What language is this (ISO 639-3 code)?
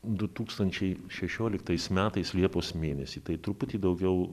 lit